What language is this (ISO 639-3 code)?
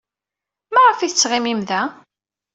kab